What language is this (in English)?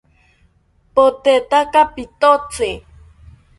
South Ucayali Ashéninka